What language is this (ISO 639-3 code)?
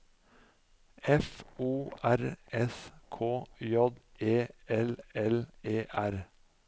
nor